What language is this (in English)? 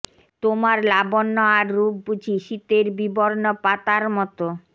Bangla